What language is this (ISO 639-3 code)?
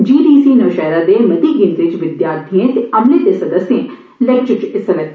doi